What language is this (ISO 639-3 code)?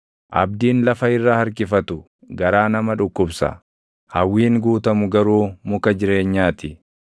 orm